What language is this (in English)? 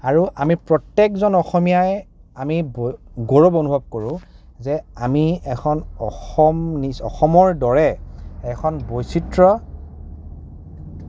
Assamese